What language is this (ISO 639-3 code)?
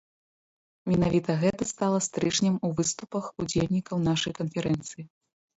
bel